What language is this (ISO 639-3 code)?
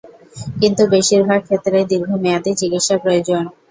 ben